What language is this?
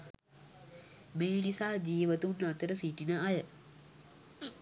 Sinhala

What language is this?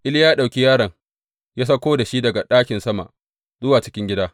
Hausa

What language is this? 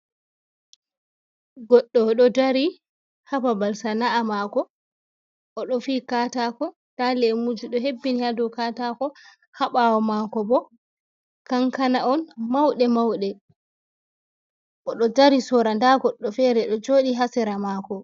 Fula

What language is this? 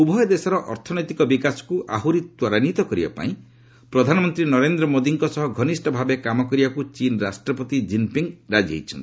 Odia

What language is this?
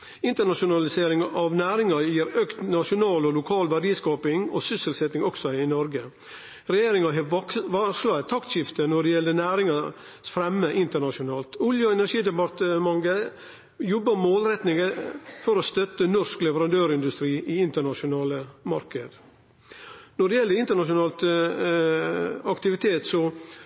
Norwegian Nynorsk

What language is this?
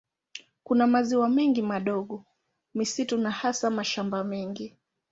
Swahili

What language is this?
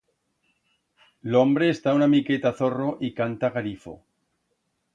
Aragonese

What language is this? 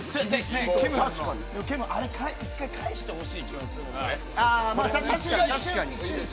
Japanese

